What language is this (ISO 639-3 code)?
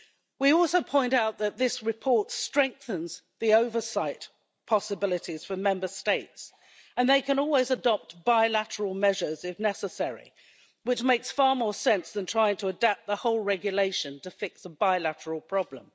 eng